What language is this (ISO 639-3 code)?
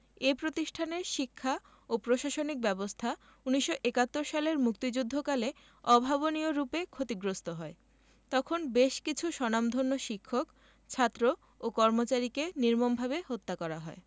ben